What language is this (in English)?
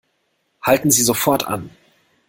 German